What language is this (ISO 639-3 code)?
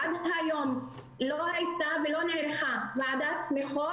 heb